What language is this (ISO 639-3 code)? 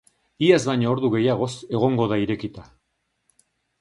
eus